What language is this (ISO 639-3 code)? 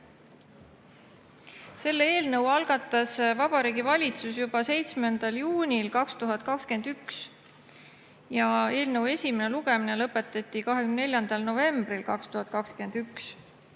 est